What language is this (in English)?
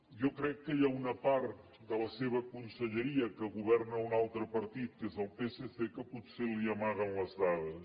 Catalan